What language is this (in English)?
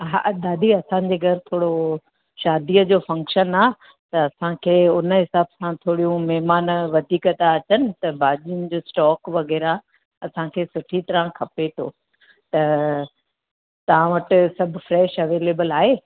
Sindhi